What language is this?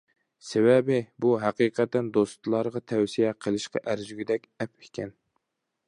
Uyghur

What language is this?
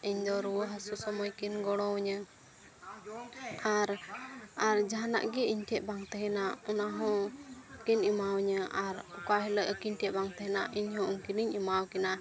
Santali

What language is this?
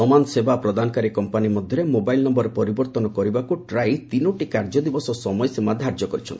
Odia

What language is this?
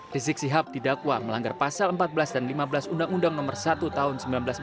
Indonesian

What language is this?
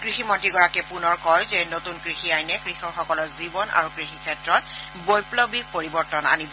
Assamese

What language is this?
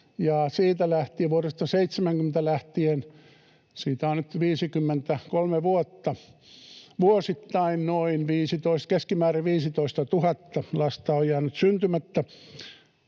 Finnish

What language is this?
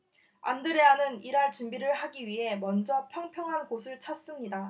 Korean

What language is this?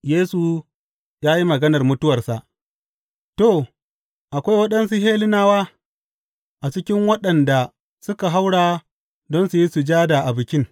Hausa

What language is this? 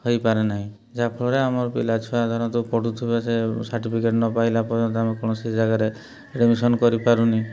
Odia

